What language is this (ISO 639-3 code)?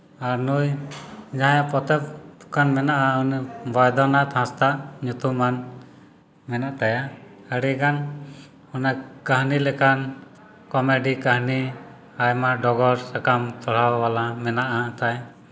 sat